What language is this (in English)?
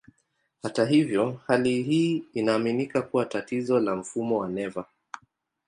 Swahili